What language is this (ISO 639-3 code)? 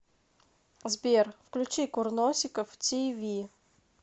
rus